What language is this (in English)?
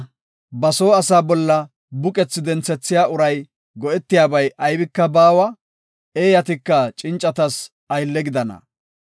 Gofa